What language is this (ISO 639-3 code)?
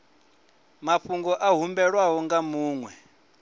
ven